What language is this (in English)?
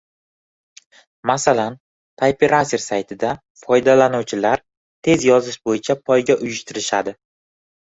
Uzbek